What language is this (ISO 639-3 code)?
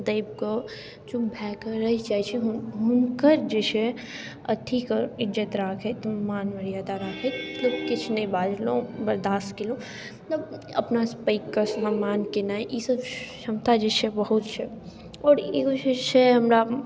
mai